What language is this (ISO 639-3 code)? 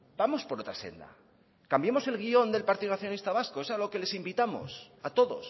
spa